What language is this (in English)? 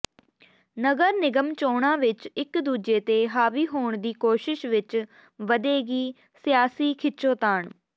Punjabi